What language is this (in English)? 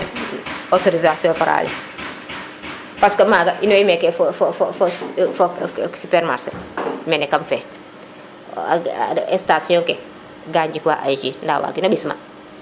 Serer